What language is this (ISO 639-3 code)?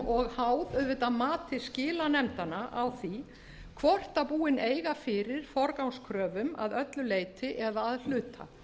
isl